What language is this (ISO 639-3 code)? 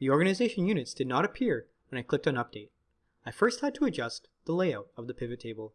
eng